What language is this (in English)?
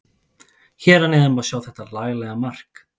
Icelandic